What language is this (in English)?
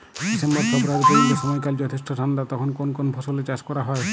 Bangla